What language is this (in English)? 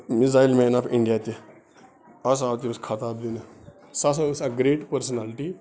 Kashmiri